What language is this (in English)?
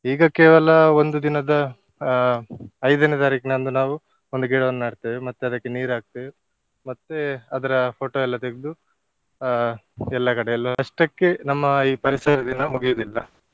Kannada